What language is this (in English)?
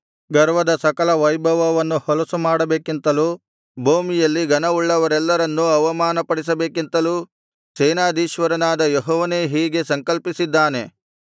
Kannada